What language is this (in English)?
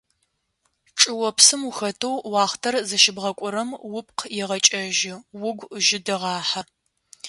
Adyghe